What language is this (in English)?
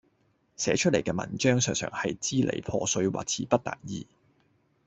Cantonese